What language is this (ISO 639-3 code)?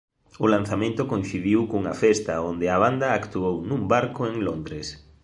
glg